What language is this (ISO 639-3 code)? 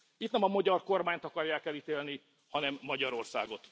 hun